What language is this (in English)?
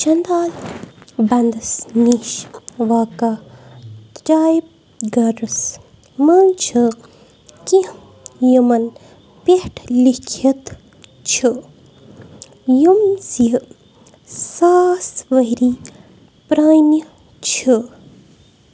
Kashmiri